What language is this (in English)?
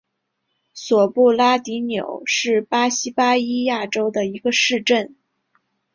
Chinese